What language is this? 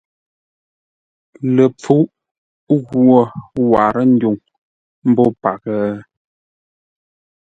Ngombale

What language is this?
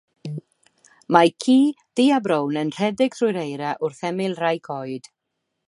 Welsh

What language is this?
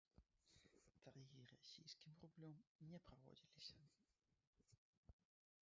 Belarusian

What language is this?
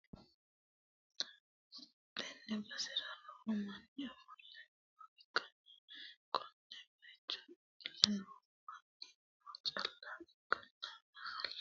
Sidamo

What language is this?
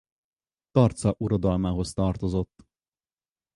Hungarian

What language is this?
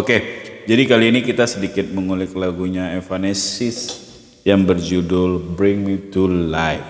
Indonesian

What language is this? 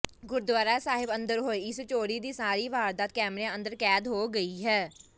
Punjabi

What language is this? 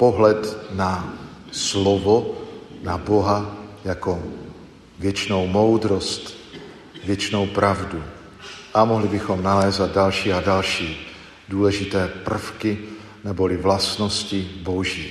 Czech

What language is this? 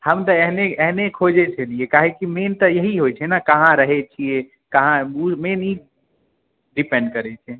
Maithili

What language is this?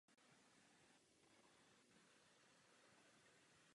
Czech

